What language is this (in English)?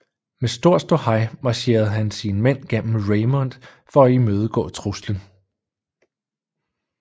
Danish